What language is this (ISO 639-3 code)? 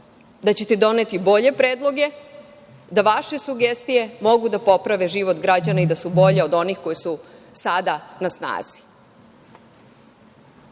srp